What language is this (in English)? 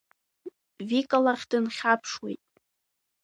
Abkhazian